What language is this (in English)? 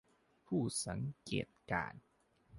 Thai